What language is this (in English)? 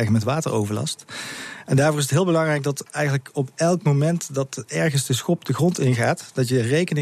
Dutch